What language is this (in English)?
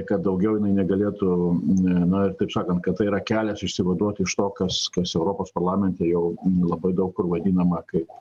Lithuanian